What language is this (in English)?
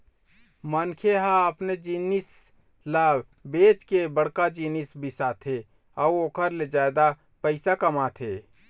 Chhattisgarhi